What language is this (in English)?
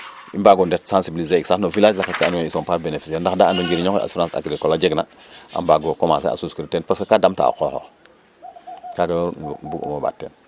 Serer